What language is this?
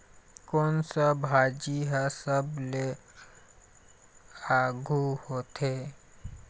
Chhattisgarhi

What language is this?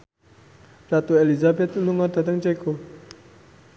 Javanese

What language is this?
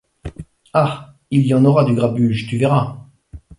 French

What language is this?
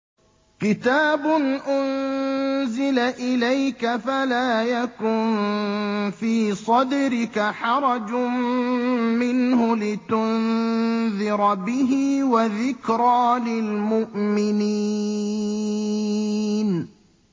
Arabic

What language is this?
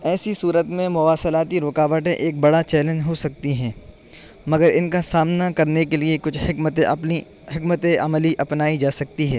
Urdu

